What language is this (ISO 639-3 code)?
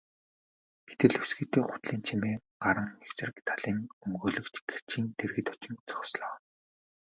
mon